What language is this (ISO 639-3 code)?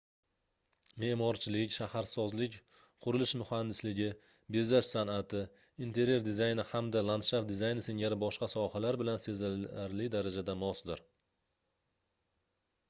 uzb